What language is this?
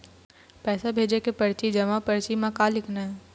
Chhattisgarhi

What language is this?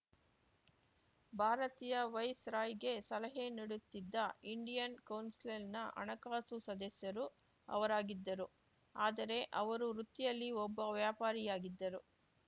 Kannada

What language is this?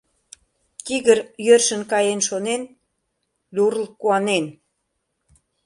Mari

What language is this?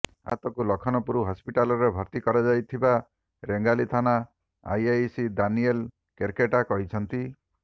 Odia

